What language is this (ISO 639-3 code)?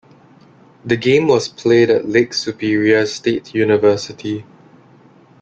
eng